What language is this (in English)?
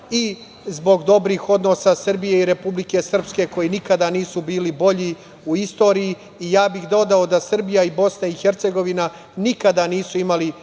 Serbian